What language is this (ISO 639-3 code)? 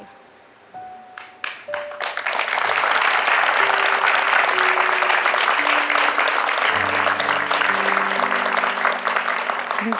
tha